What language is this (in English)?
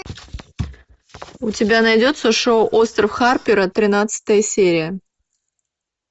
Russian